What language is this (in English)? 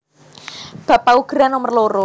Javanese